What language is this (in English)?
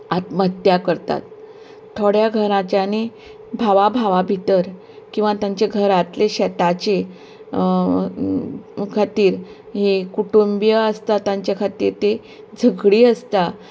Konkani